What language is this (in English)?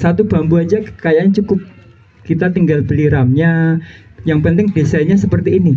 Indonesian